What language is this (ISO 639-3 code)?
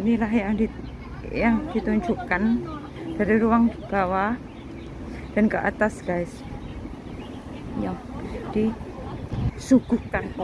ind